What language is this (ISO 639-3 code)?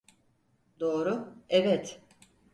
tur